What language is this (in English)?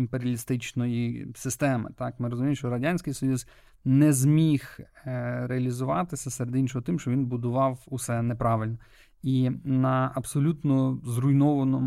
Ukrainian